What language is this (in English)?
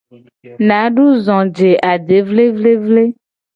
Gen